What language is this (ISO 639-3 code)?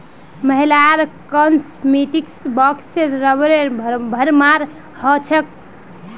mag